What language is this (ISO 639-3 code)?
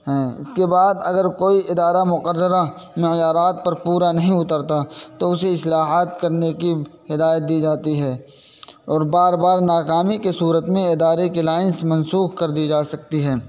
urd